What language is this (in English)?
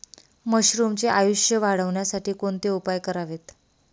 Marathi